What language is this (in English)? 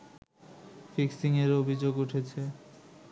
Bangla